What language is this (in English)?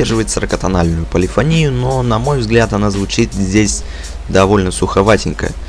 Russian